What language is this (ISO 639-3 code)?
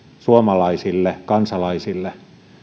fin